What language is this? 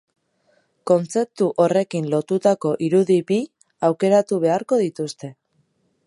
Basque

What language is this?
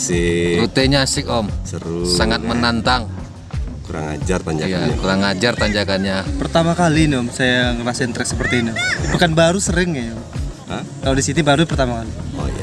Indonesian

